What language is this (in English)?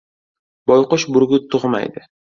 Uzbek